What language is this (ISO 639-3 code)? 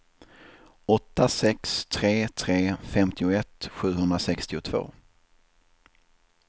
swe